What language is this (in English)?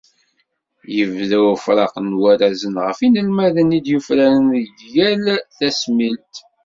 Kabyle